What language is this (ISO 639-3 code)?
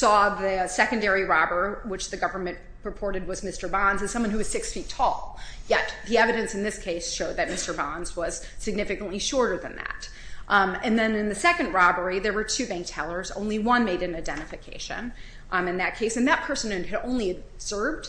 eng